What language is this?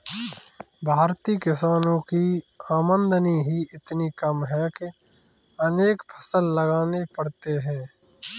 Hindi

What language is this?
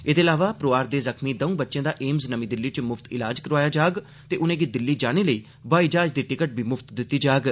Dogri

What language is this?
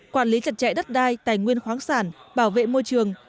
Vietnamese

